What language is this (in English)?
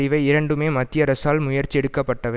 Tamil